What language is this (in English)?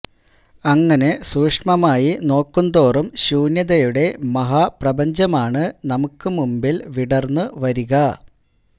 Malayalam